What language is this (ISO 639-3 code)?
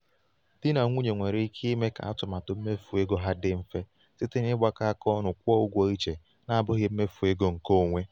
ibo